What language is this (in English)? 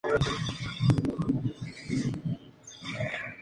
Spanish